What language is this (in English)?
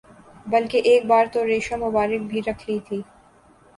Urdu